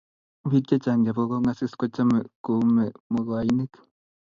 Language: Kalenjin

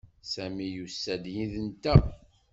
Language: Kabyle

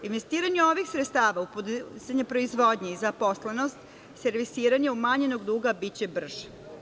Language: Serbian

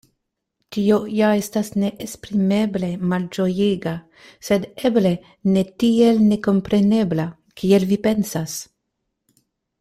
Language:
Esperanto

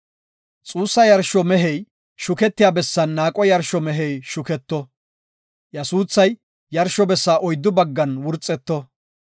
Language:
Gofa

